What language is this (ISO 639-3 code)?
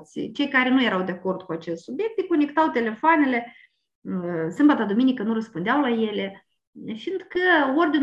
ron